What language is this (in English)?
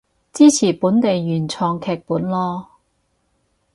Cantonese